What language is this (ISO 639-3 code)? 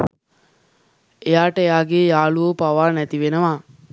sin